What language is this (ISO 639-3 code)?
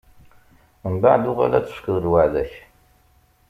kab